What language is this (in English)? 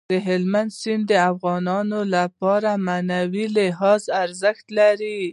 Pashto